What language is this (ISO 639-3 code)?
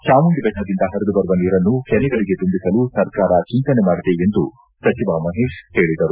kan